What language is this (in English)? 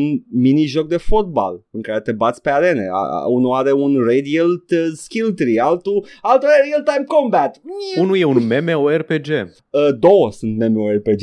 Romanian